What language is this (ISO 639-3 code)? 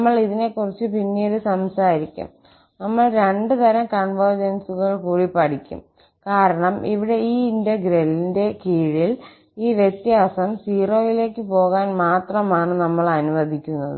mal